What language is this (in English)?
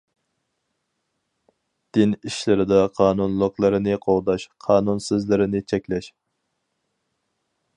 Uyghur